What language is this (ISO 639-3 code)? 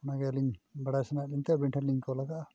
sat